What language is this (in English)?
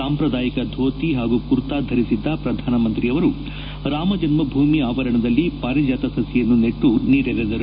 Kannada